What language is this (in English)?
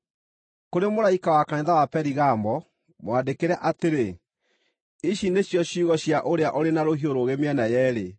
Kikuyu